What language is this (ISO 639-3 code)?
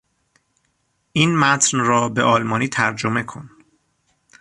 fas